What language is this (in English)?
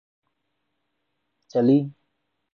Urdu